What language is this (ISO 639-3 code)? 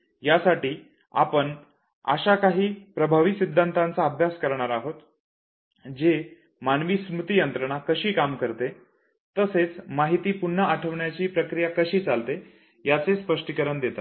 mar